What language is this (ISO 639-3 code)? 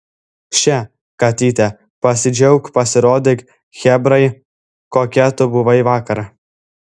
lit